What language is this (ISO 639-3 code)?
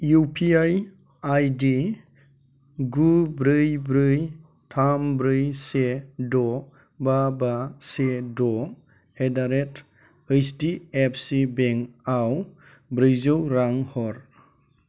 brx